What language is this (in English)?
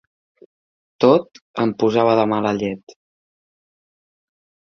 Catalan